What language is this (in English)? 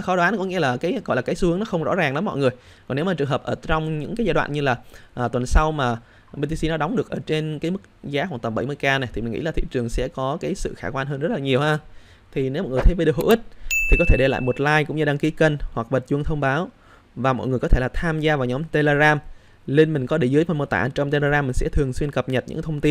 Vietnamese